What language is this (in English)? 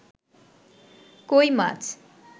Bangla